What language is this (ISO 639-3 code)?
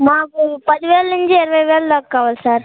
tel